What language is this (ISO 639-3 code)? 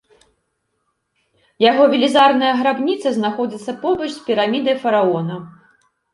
bel